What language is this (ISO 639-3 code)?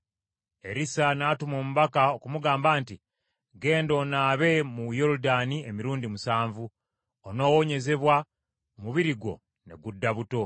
lug